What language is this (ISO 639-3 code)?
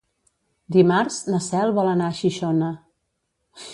cat